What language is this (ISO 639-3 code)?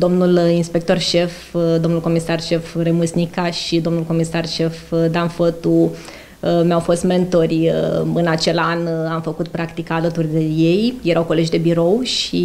ron